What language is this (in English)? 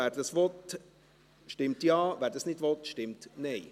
Swiss German